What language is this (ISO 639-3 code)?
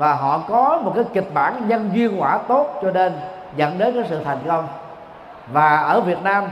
vie